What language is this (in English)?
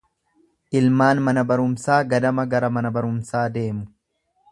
Oromo